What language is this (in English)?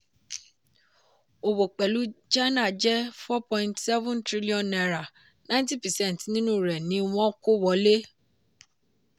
Yoruba